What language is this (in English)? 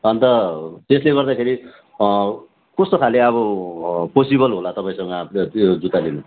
Nepali